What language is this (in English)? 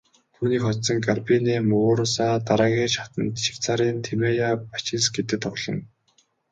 Mongolian